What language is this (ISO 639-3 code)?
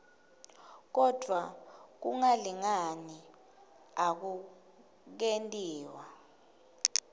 ssw